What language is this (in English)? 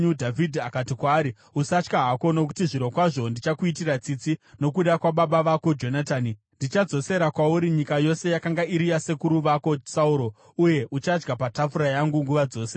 Shona